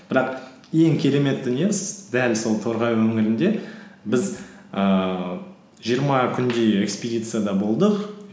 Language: Kazakh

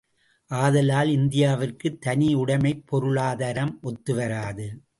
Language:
Tamil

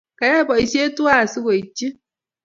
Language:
Kalenjin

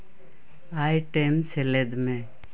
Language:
Santali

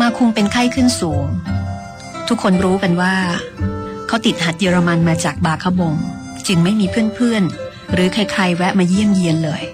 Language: Thai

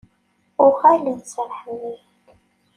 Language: Kabyle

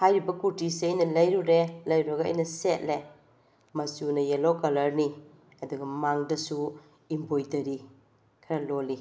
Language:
Manipuri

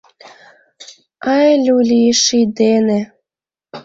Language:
Mari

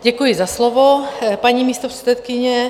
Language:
Czech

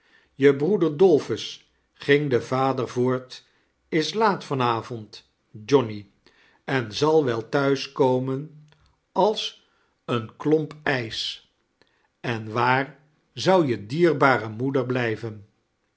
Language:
Dutch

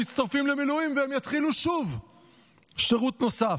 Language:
Hebrew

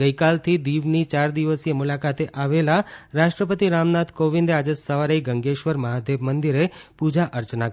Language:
Gujarati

